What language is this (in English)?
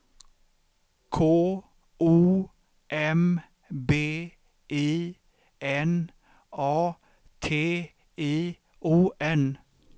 Swedish